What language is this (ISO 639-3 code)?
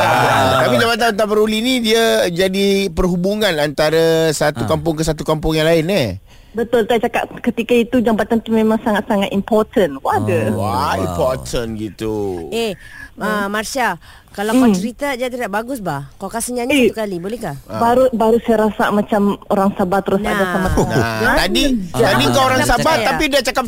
msa